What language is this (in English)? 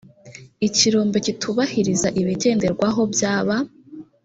Kinyarwanda